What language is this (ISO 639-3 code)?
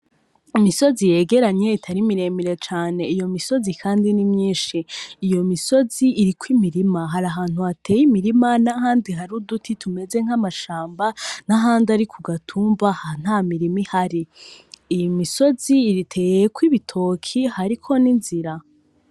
run